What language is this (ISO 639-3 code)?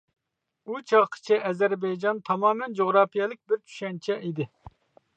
uig